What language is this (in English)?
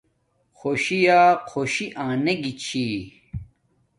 Domaaki